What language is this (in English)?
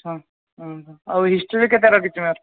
Odia